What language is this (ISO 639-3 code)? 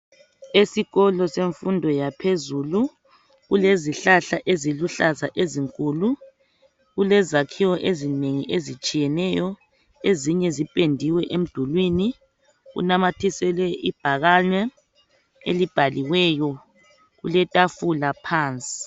nde